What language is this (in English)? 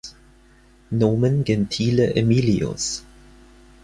German